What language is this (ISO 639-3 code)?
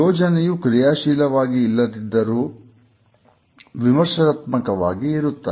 kan